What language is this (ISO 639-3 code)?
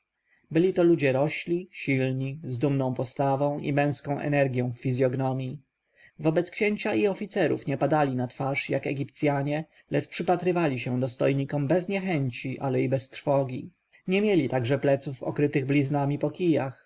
pol